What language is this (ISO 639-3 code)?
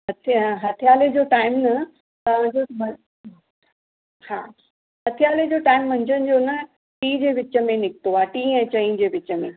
snd